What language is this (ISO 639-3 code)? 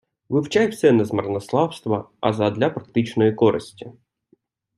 ukr